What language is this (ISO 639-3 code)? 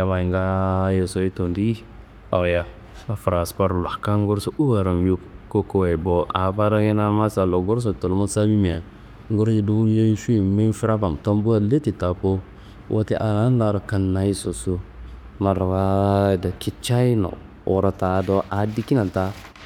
kbl